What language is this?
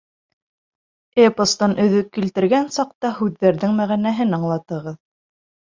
Bashkir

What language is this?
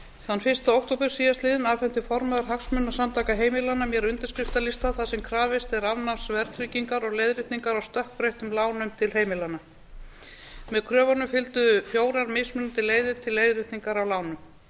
Icelandic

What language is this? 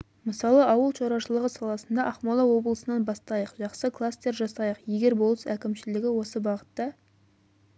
Kazakh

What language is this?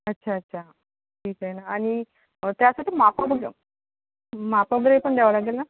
Marathi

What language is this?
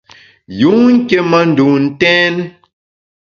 Bamun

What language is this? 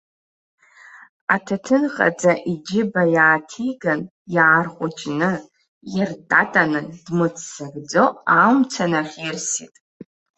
Abkhazian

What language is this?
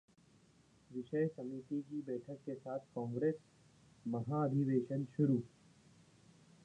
Hindi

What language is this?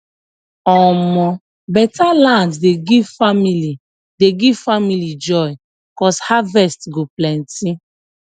Nigerian Pidgin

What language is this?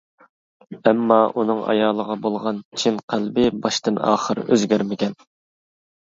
Uyghur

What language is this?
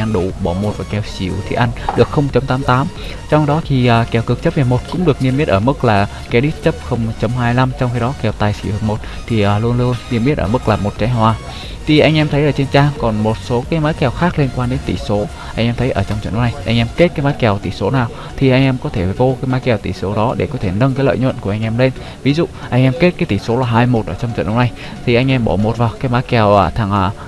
Vietnamese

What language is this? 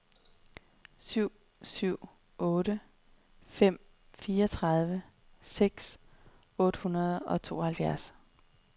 Danish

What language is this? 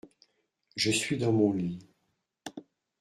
French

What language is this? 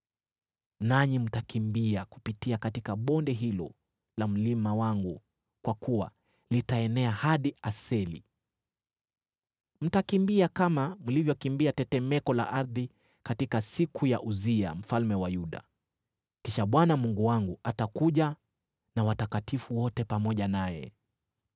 Swahili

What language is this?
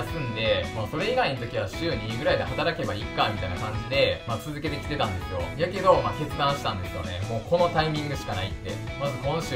Japanese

